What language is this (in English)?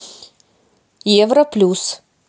Russian